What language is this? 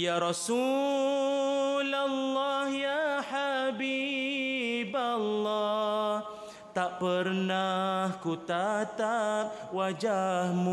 Malay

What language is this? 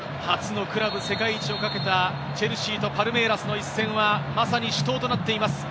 Japanese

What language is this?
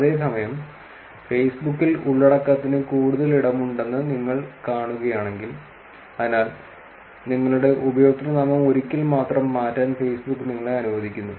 Malayalam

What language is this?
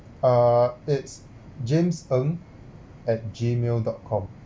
English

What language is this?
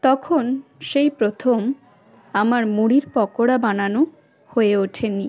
Bangla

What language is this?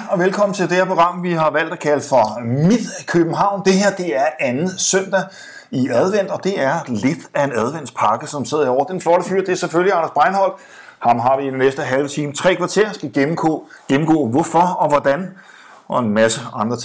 Danish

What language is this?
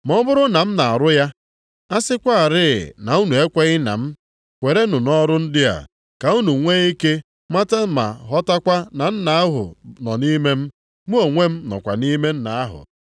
Igbo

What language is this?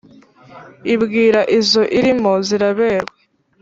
Kinyarwanda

